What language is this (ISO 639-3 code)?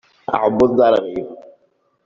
kab